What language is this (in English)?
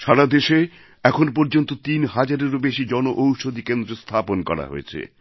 Bangla